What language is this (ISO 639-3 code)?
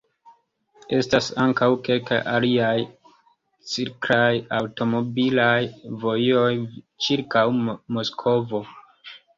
epo